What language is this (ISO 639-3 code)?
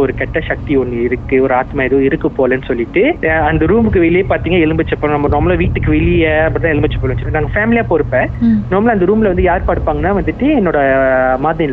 tam